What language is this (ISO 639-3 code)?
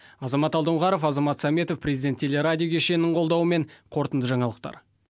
kaz